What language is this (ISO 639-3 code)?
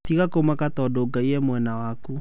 kik